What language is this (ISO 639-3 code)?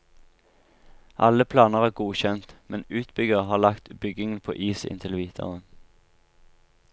nor